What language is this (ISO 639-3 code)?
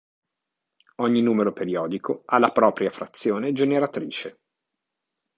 ita